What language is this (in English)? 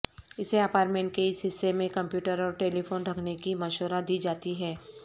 Urdu